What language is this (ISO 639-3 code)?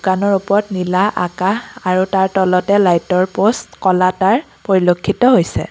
asm